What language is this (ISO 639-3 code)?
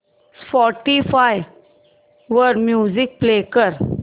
mar